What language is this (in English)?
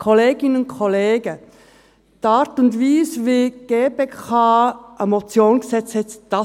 Swiss German